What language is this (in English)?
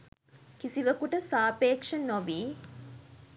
Sinhala